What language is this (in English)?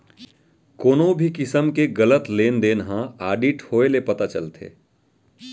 Chhattisgarhi